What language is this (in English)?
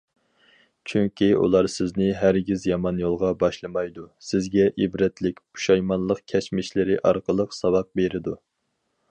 Uyghur